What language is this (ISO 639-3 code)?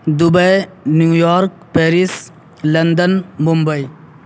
urd